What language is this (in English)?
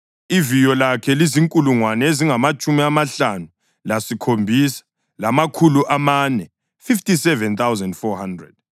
North Ndebele